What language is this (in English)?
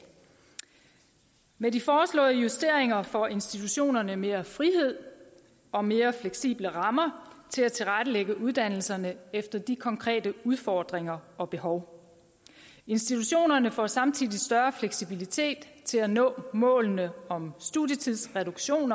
Danish